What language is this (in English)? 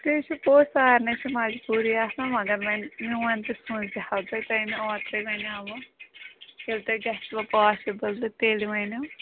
Kashmiri